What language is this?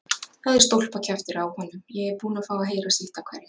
Icelandic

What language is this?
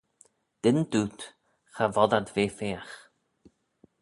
Manx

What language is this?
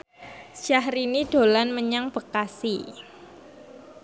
Javanese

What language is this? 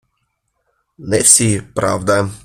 Ukrainian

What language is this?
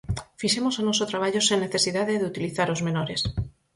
Galician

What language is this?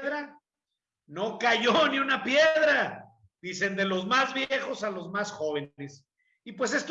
Spanish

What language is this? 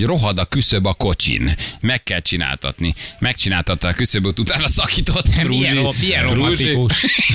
Hungarian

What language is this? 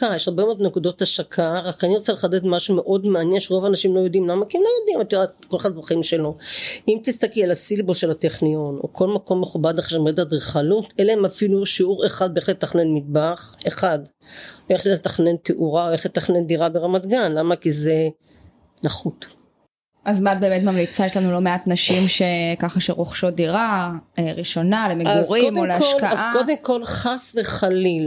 Hebrew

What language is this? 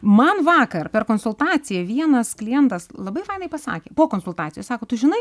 Lithuanian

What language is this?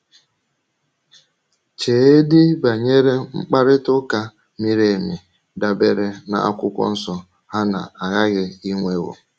Igbo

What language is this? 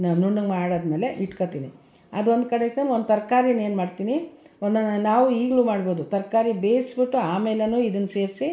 Kannada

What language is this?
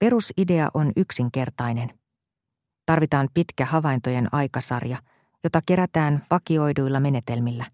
Finnish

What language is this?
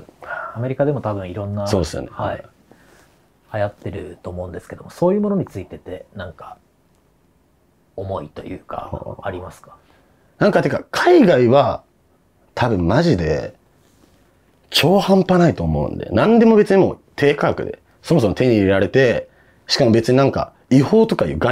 Japanese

